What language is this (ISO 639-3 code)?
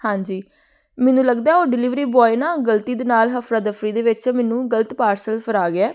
pan